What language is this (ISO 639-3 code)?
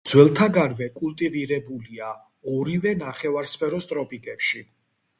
kat